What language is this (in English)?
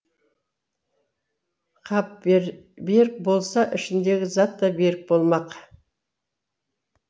Kazakh